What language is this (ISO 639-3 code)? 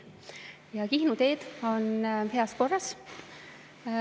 est